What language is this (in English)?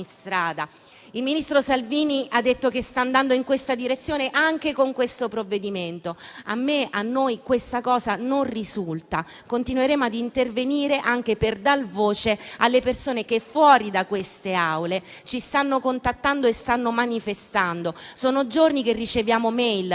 Italian